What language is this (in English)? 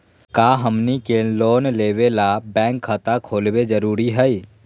Magahi